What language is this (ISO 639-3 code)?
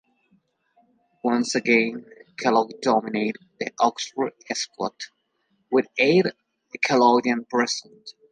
eng